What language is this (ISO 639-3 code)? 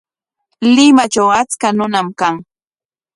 qwa